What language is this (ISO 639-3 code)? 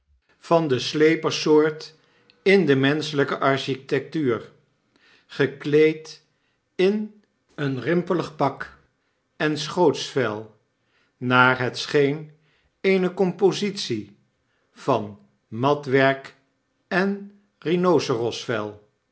nld